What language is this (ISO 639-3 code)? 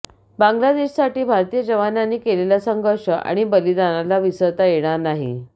mar